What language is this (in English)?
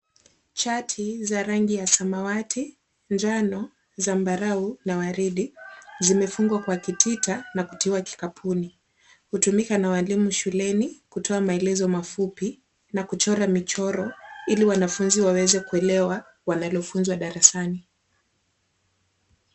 Swahili